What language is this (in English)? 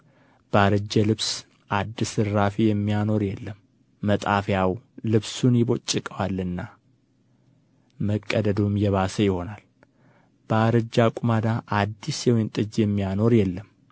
Amharic